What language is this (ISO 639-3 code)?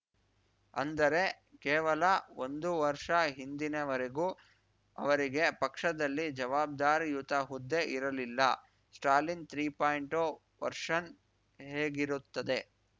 kan